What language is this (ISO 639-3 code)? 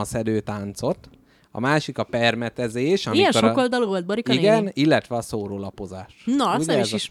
hun